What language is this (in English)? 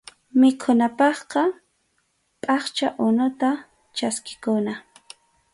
Arequipa-La Unión Quechua